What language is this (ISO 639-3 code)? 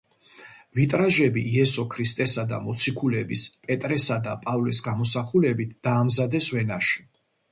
kat